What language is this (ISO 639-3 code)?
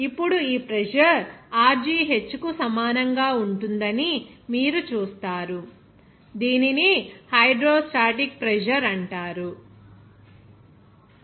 tel